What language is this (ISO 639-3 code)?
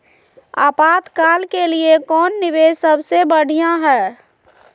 mag